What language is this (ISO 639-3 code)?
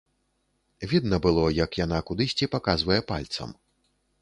bel